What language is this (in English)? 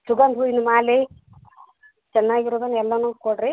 Kannada